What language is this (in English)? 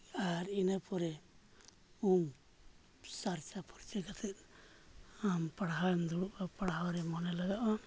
Santali